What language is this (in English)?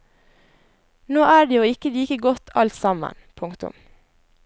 Norwegian